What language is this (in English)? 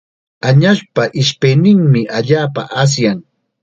Chiquián Ancash Quechua